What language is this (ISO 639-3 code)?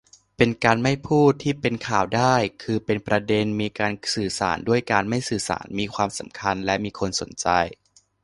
tha